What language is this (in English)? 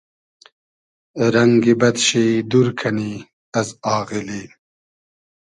Hazaragi